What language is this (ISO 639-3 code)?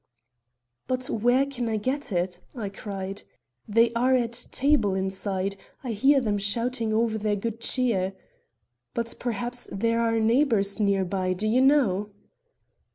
eng